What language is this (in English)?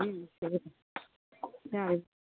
Manipuri